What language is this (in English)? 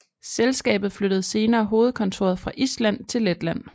Danish